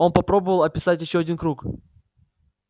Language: Russian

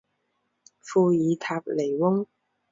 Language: Chinese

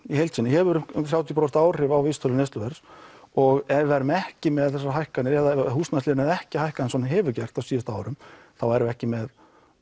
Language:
Icelandic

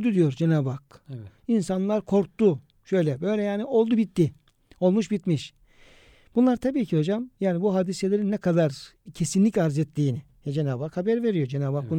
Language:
Turkish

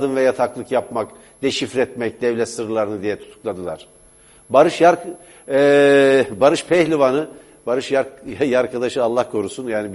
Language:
Turkish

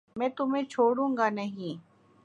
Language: Urdu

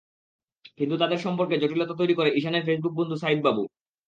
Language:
Bangla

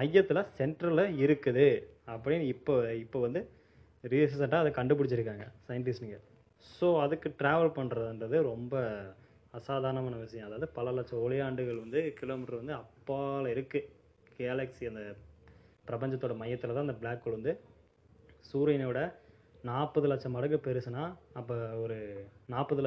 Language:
Tamil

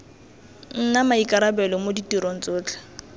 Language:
Tswana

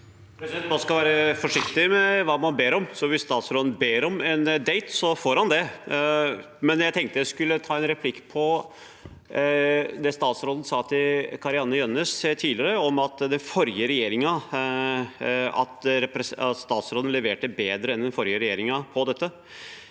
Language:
Norwegian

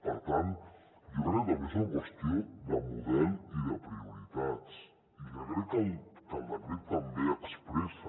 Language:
Catalan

